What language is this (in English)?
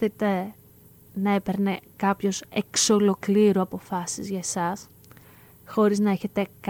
Greek